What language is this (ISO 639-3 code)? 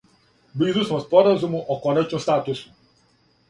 srp